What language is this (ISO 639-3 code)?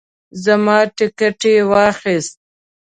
pus